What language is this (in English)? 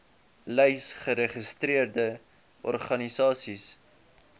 Afrikaans